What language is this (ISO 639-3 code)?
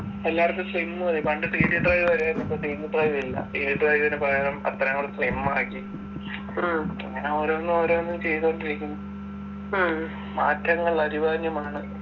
mal